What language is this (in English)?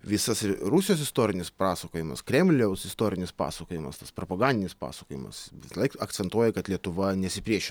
Lithuanian